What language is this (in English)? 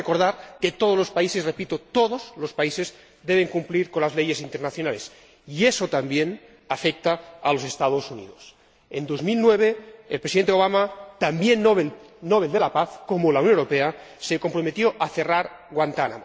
Spanish